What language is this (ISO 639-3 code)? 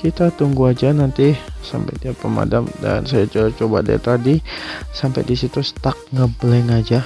ind